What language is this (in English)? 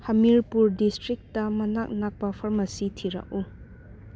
Manipuri